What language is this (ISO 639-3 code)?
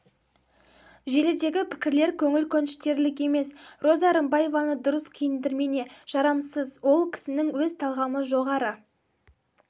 kaz